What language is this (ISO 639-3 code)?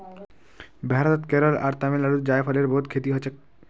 mag